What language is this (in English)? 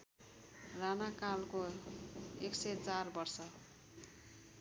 Nepali